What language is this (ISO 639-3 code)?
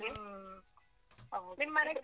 kan